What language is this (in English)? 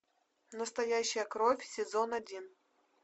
Russian